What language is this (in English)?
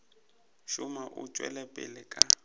Northern Sotho